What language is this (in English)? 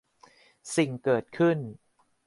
Thai